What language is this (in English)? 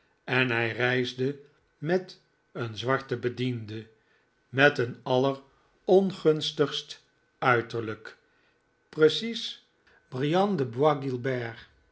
Dutch